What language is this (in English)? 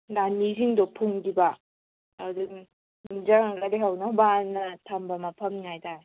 Manipuri